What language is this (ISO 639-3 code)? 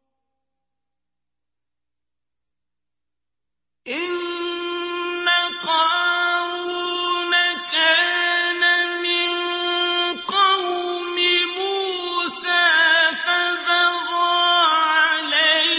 ara